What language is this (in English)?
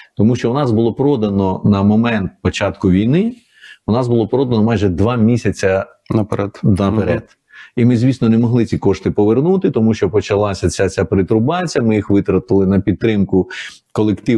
Ukrainian